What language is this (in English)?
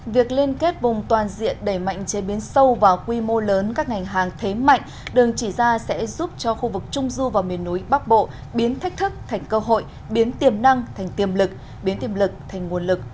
Vietnamese